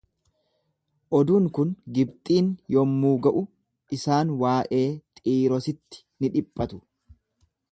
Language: Oromo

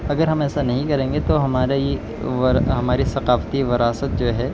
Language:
Urdu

